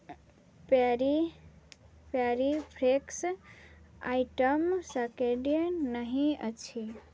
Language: Maithili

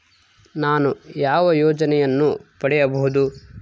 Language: Kannada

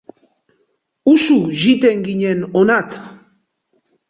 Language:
Basque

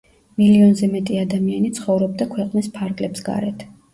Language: Georgian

